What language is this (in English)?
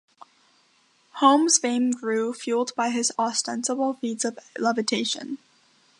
English